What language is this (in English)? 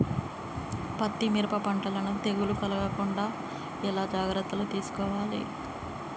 Telugu